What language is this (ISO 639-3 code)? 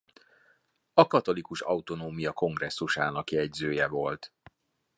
hun